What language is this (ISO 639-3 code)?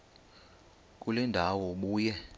xho